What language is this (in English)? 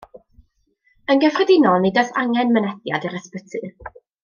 Welsh